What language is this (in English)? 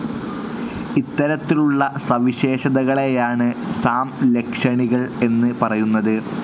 Malayalam